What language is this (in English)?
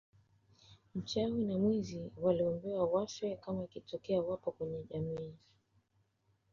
Swahili